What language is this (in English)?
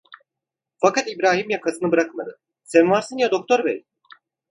Turkish